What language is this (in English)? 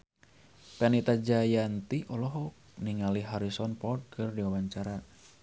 Sundanese